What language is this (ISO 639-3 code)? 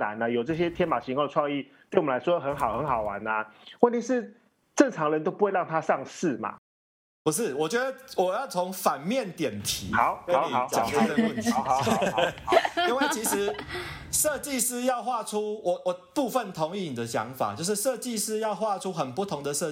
zho